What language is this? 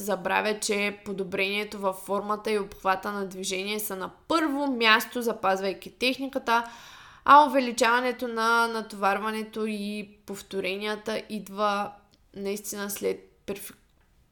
Bulgarian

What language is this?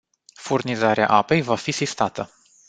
Romanian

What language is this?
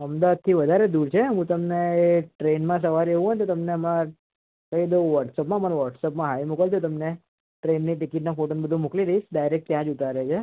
Gujarati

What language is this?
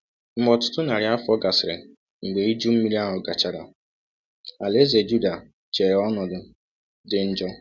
Igbo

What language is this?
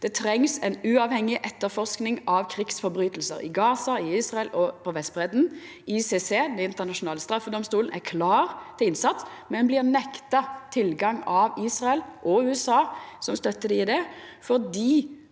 Norwegian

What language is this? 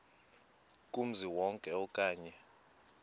Xhosa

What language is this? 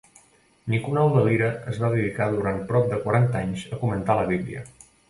Catalan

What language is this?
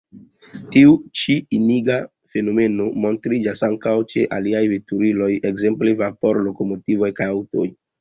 Esperanto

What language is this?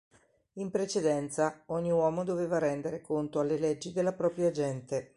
Italian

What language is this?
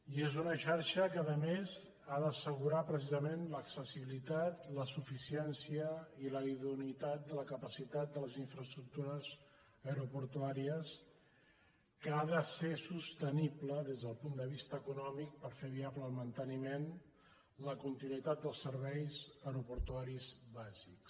Catalan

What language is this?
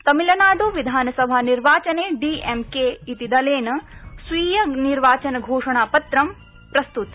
Sanskrit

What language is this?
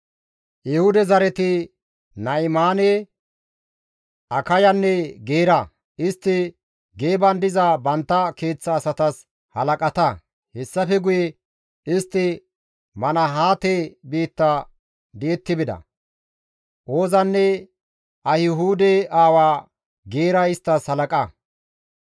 Gamo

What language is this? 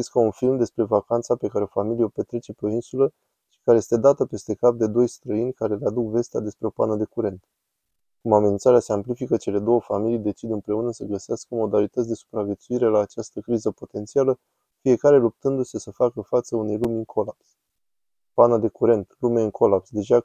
Romanian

